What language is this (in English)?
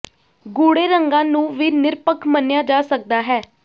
Punjabi